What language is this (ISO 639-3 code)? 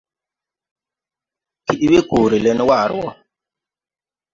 tui